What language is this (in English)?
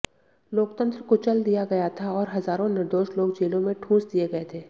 Hindi